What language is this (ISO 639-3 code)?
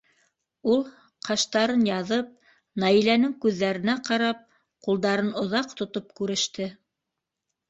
bak